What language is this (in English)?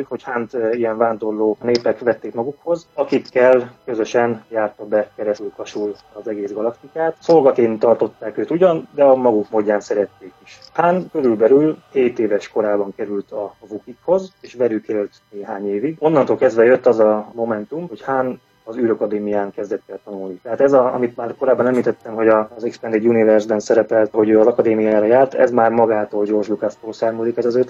Hungarian